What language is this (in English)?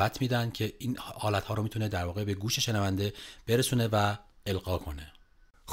Persian